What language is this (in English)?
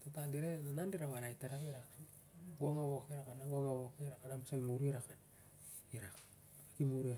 Siar-Lak